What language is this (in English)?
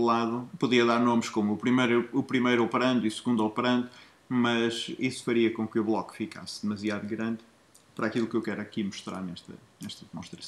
Portuguese